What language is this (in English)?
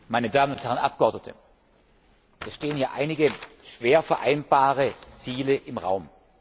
German